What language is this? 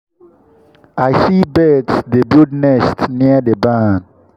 Nigerian Pidgin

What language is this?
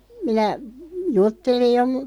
Finnish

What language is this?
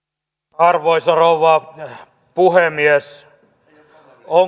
Finnish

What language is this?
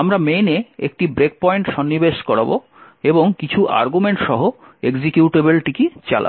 Bangla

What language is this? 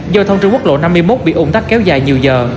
Vietnamese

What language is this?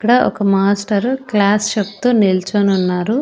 Telugu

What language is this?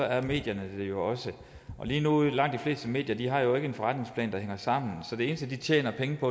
Danish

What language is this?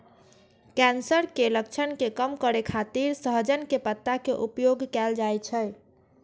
Maithili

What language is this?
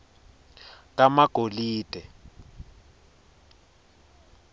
Swati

